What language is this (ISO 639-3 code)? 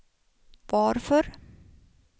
swe